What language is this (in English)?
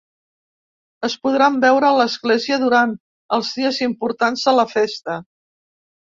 Catalan